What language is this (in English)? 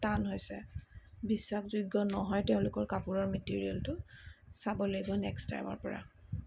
Assamese